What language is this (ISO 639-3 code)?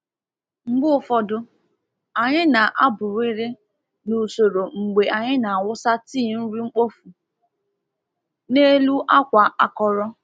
ibo